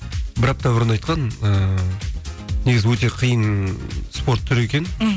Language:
Kazakh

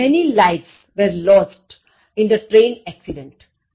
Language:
Gujarati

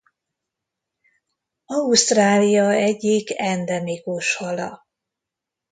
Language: Hungarian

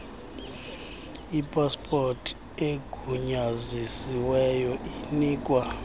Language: Xhosa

